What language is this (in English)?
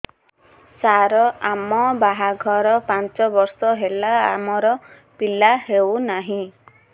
Odia